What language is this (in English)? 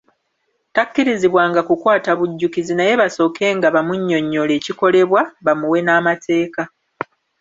Ganda